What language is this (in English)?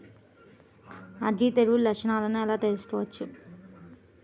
Telugu